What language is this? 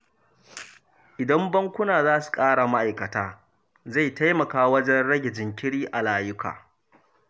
Hausa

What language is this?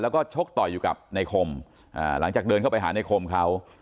Thai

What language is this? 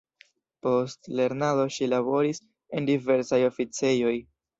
Esperanto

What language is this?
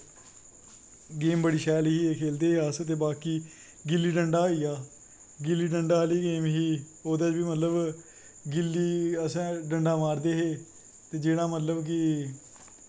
Dogri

